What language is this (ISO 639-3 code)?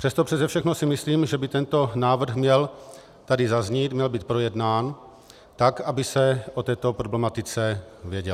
ces